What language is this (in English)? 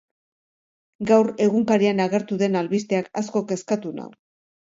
Basque